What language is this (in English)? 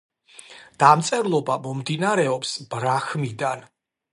Georgian